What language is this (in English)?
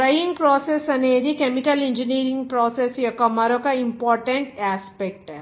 Telugu